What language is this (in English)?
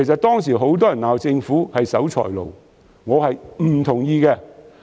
Cantonese